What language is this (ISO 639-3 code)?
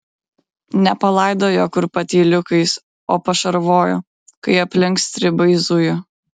lit